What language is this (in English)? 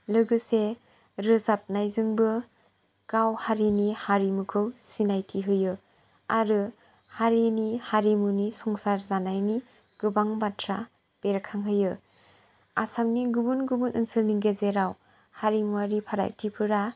Bodo